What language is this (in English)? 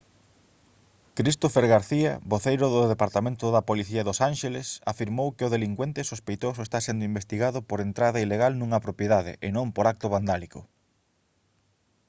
Galician